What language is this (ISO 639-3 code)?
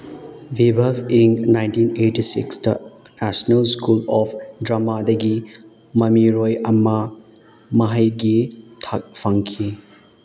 mni